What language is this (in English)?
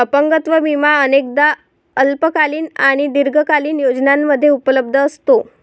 Marathi